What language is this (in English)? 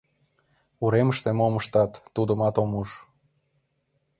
Mari